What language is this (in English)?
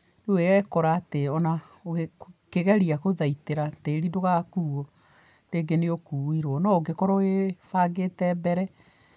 Kikuyu